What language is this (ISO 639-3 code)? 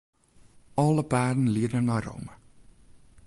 fry